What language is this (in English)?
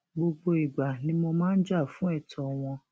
Yoruba